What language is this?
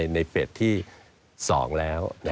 Thai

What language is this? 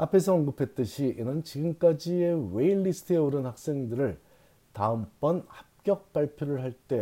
Korean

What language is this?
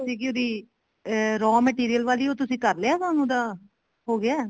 Punjabi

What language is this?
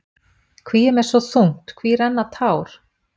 Icelandic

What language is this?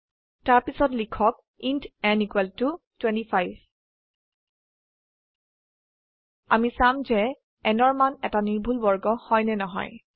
Assamese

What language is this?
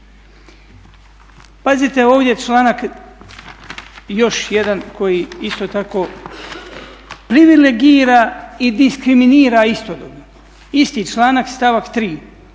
Croatian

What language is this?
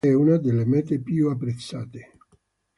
Italian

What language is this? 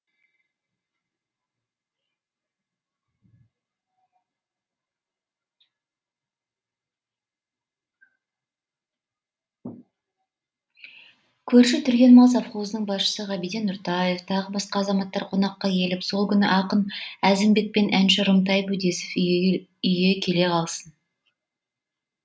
Kazakh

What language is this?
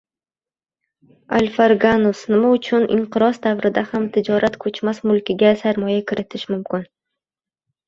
Uzbek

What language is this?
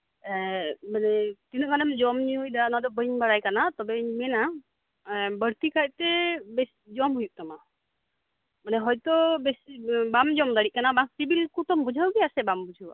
Santali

